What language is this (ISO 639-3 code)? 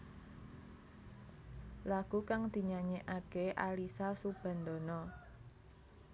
jav